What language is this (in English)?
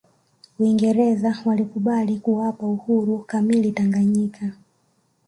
Swahili